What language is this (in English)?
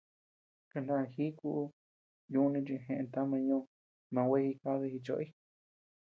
Tepeuxila Cuicatec